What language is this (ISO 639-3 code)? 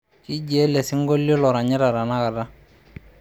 mas